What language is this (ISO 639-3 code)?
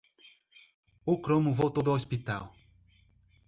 por